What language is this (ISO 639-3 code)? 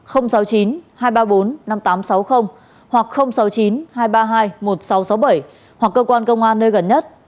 vie